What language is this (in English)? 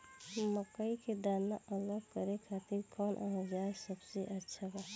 Bhojpuri